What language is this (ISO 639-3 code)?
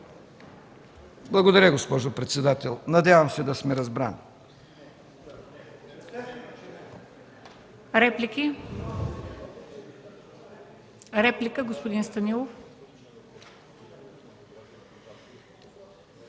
bul